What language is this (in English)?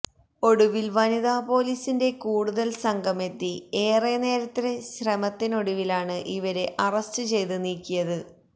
Malayalam